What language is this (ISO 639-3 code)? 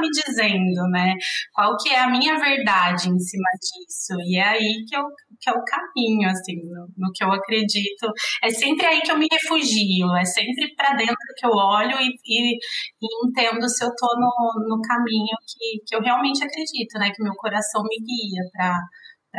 por